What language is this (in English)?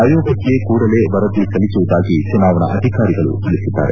Kannada